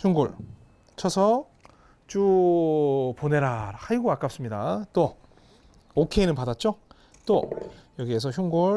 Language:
Korean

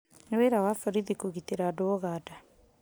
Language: Kikuyu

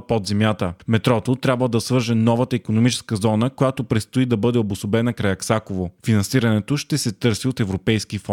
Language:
Bulgarian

